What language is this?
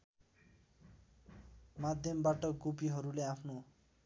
Nepali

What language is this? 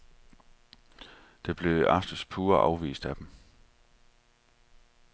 Danish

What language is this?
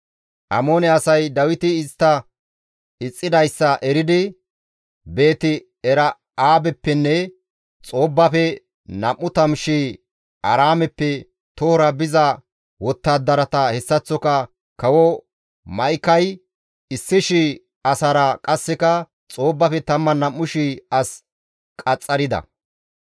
Gamo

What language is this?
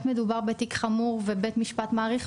Hebrew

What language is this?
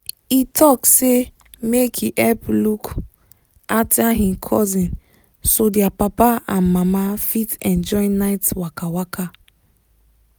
Nigerian Pidgin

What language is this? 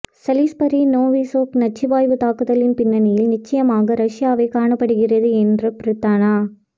Tamil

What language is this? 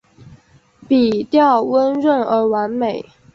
Chinese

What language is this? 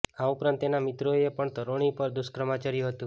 Gujarati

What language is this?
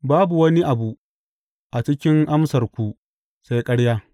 Hausa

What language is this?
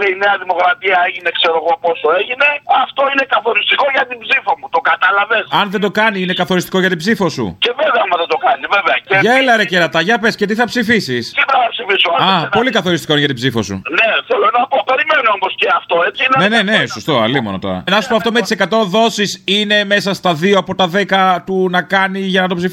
Greek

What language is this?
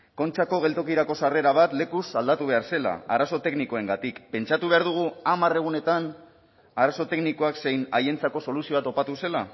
Basque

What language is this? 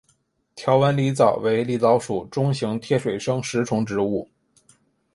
Chinese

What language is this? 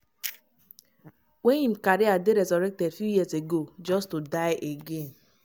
Nigerian Pidgin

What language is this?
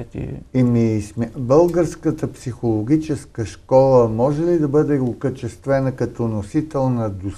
Bulgarian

